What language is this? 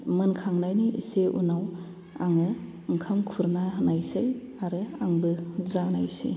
Bodo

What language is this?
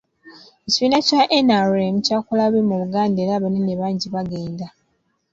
Ganda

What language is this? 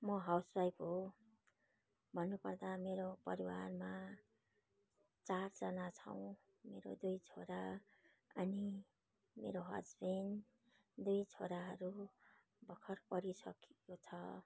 Nepali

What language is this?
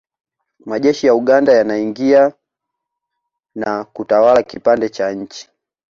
Swahili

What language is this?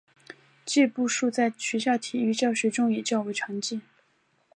Chinese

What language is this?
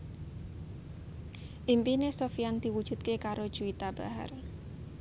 Javanese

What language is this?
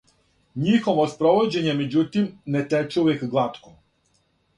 Serbian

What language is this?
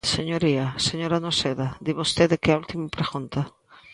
Galician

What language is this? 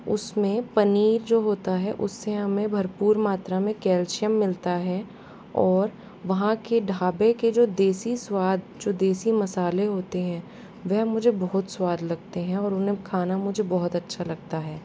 Hindi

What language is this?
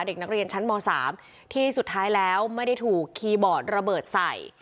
Thai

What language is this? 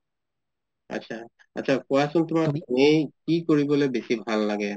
Assamese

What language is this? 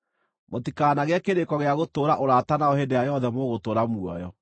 Kikuyu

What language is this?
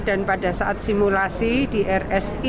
Indonesian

